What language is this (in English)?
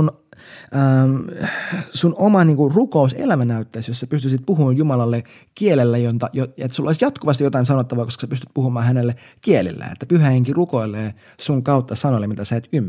Finnish